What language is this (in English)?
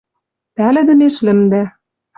Western Mari